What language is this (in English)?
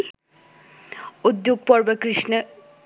Bangla